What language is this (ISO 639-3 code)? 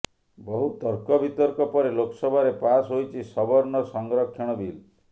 ori